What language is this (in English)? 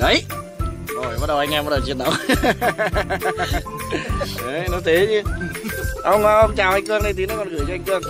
Vietnamese